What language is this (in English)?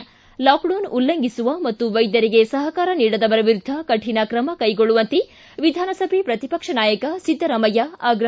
Kannada